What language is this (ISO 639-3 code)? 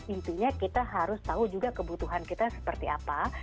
ind